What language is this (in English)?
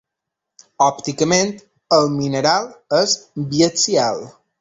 Catalan